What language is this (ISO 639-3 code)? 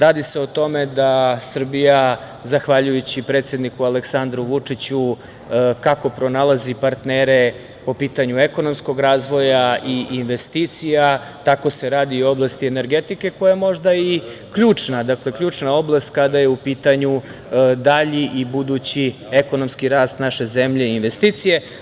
srp